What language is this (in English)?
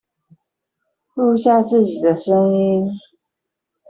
Chinese